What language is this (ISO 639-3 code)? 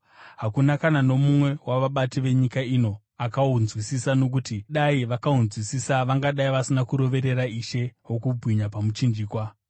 sna